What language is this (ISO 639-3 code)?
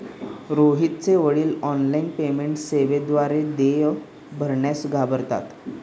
mar